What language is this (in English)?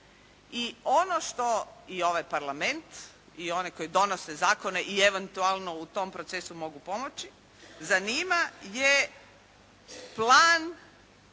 Croatian